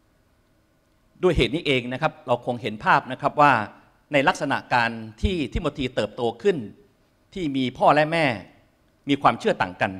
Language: Thai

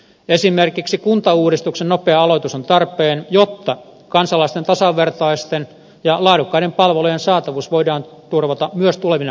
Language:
Finnish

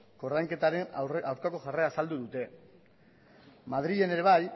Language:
Basque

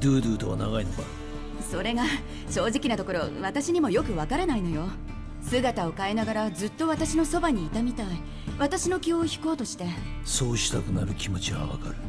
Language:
Japanese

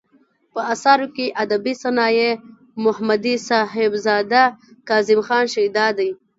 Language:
Pashto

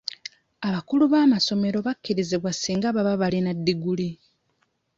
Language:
Ganda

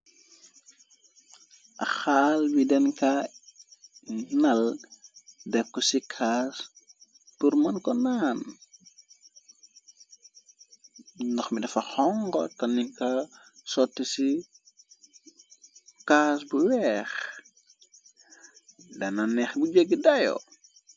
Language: Wolof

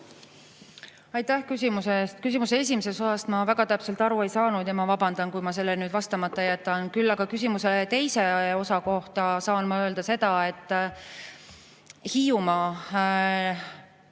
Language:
Estonian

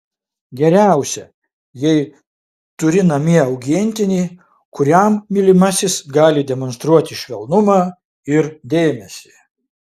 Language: Lithuanian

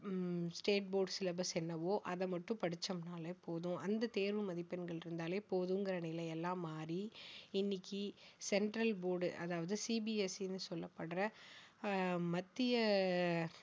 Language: Tamil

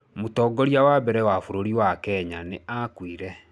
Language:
Kikuyu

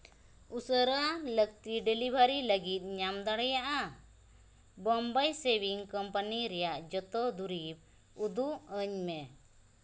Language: Santali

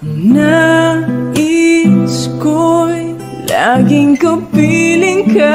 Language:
Indonesian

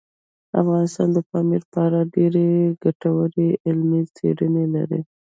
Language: Pashto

